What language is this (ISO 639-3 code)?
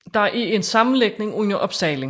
dan